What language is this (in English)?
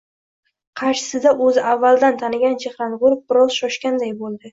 Uzbek